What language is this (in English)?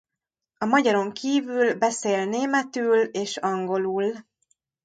Hungarian